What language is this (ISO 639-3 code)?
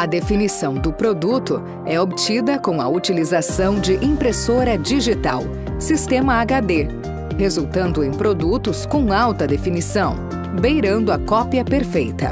por